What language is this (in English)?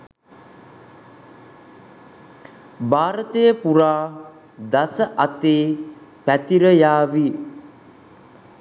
Sinhala